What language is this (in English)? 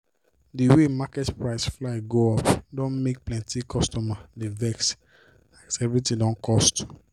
Nigerian Pidgin